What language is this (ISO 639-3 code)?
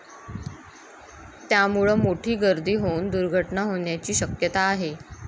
mar